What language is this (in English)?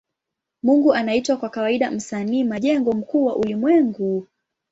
Swahili